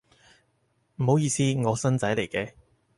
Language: Cantonese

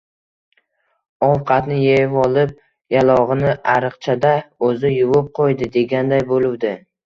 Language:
Uzbek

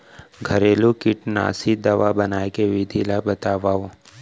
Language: Chhattisgarhi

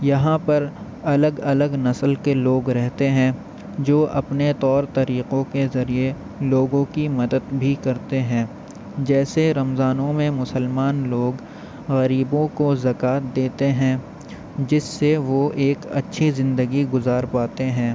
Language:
Urdu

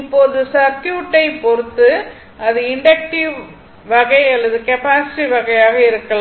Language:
Tamil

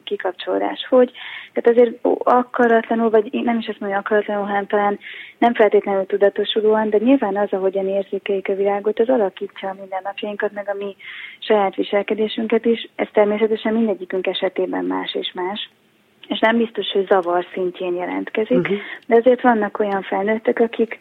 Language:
Hungarian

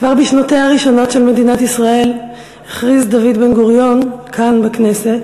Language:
Hebrew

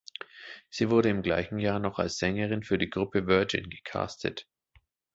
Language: German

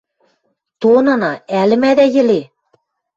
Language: Western Mari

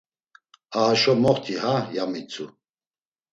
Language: Laz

